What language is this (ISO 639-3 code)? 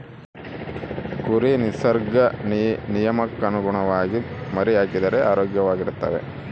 kan